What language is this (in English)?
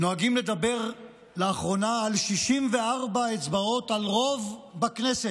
Hebrew